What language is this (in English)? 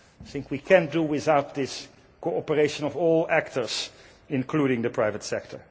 English